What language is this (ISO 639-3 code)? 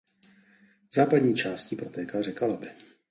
ces